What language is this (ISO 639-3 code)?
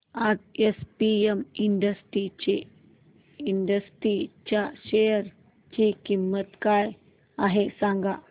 mar